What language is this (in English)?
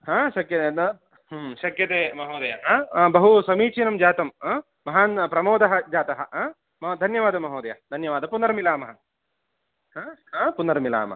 Sanskrit